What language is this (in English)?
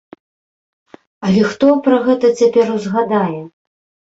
Belarusian